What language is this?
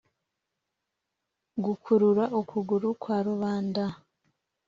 Kinyarwanda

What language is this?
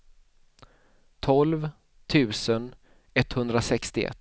Swedish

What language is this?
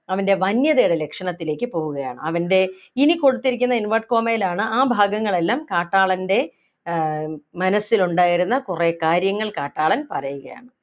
Malayalam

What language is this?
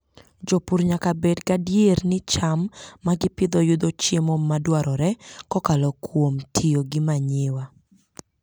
Luo (Kenya and Tanzania)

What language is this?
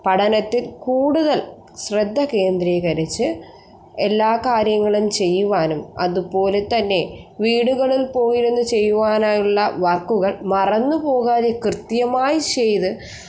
Malayalam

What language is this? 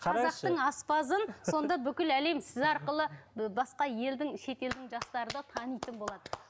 Kazakh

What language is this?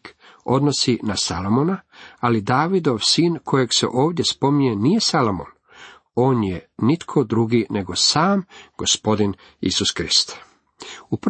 Croatian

